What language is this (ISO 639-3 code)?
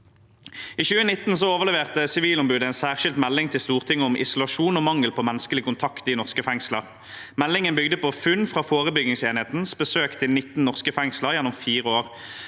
nor